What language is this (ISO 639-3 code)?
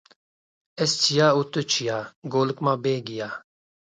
kur